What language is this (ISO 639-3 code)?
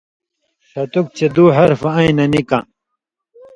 mvy